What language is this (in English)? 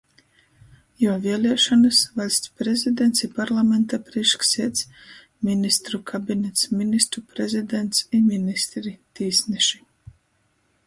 Latgalian